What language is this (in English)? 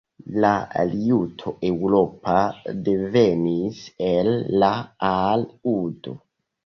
Esperanto